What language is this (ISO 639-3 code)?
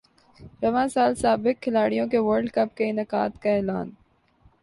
urd